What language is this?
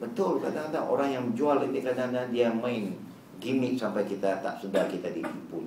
Malay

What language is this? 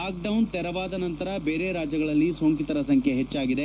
Kannada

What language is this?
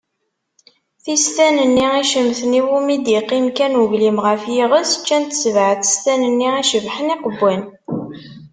Kabyle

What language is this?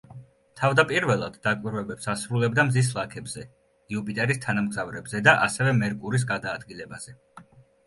Georgian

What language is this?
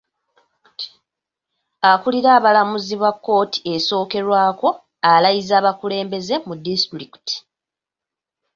Ganda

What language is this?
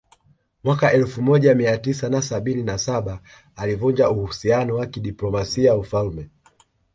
Swahili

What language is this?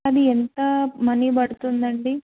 Telugu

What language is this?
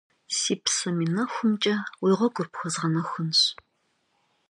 Kabardian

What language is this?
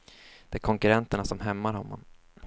Swedish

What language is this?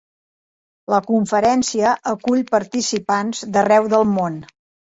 Catalan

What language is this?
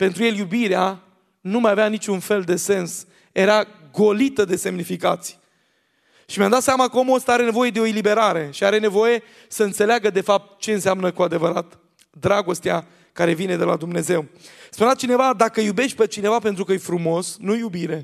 Romanian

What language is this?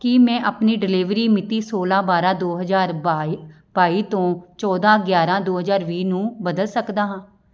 Punjabi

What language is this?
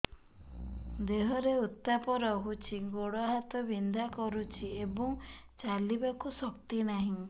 Odia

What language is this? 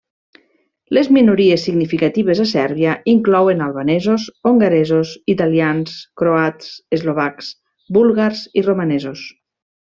Catalan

